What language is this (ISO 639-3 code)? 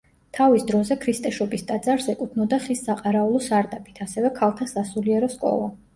kat